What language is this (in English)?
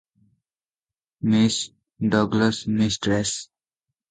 Odia